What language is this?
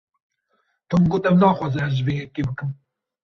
Kurdish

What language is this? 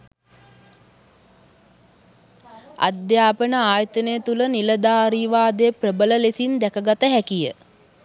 Sinhala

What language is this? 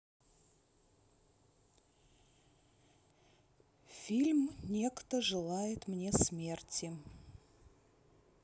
Russian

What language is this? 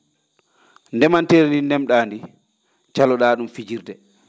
Fula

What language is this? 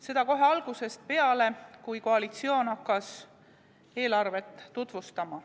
Estonian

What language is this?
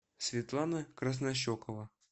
Russian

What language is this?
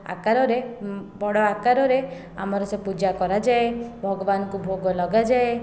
Odia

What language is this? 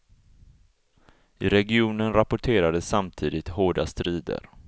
Swedish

